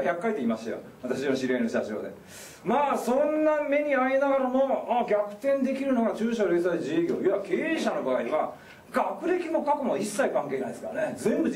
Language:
Japanese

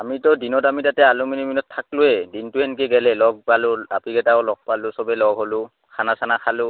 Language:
Assamese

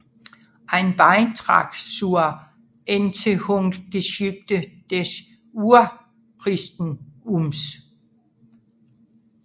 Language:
Danish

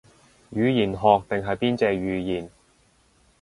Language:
Cantonese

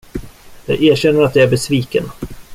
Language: Swedish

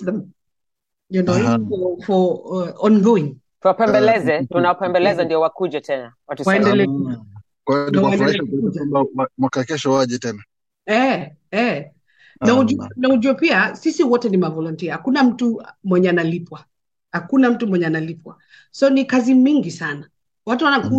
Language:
Swahili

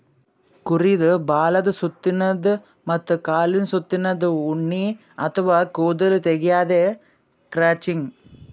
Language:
Kannada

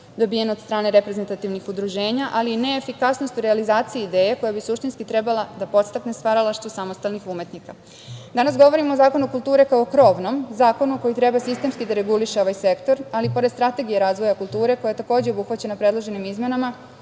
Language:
Serbian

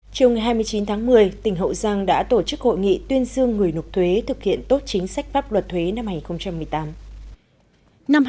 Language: Vietnamese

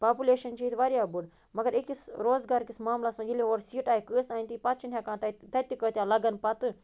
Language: Kashmiri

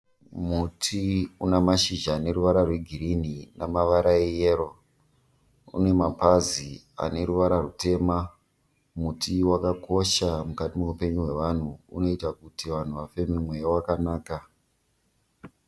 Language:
Shona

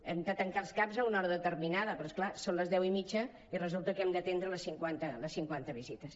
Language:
Catalan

